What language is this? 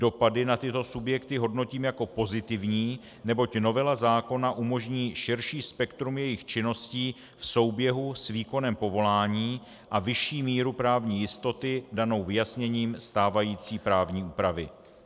Czech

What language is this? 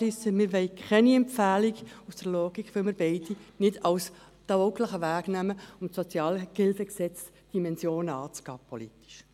Swiss German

